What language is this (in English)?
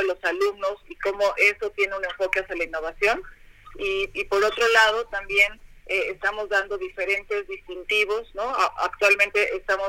Spanish